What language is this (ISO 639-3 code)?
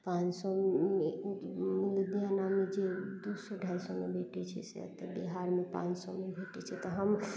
mai